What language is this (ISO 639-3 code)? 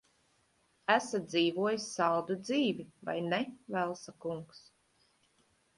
lav